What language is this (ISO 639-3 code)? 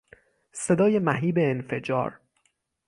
fas